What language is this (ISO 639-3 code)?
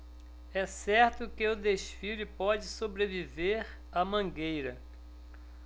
por